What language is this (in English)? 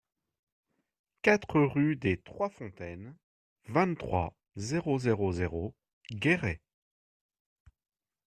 French